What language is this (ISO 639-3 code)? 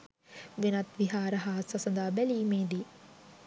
sin